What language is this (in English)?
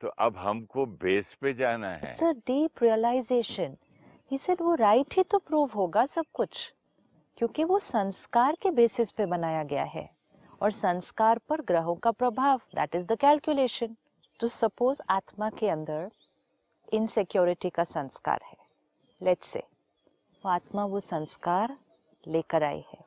Hindi